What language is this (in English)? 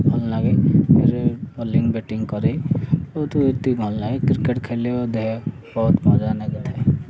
Odia